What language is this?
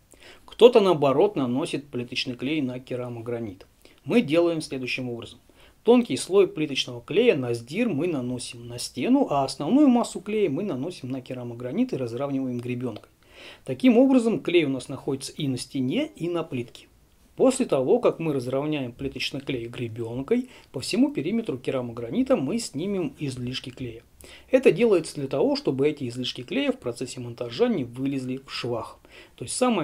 Russian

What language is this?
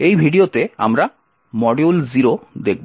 Bangla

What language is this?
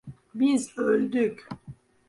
Turkish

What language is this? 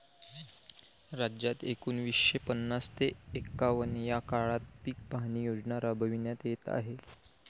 Marathi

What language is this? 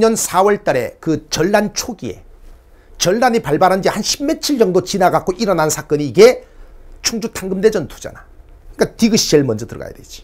Korean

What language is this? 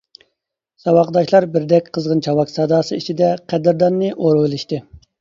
Uyghur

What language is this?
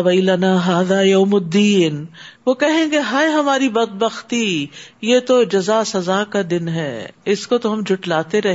Urdu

